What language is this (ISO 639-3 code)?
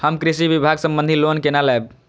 mai